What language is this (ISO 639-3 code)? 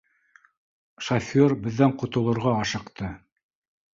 bak